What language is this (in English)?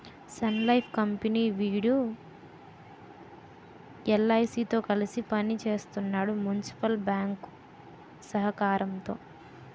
Telugu